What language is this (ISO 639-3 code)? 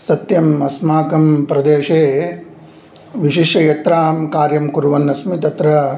san